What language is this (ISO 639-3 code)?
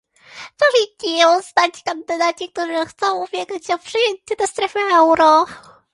pol